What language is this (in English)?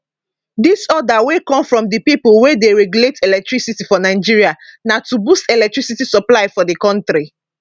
Nigerian Pidgin